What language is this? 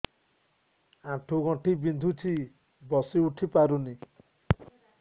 Odia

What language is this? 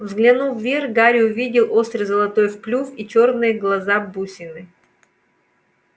Russian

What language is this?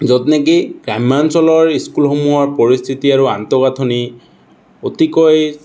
Assamese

